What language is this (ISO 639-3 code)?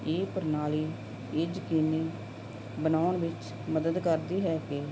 pan